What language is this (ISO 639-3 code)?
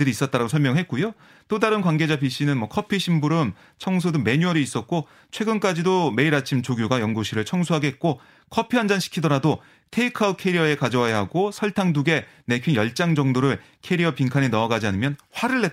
kor